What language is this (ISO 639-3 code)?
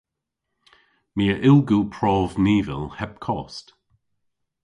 cor